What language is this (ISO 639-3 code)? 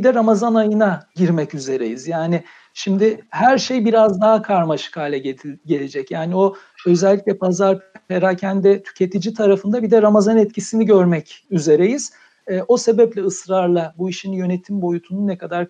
tur